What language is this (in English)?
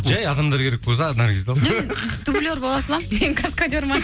Kazakh